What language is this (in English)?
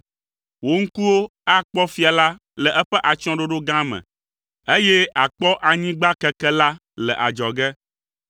Ewe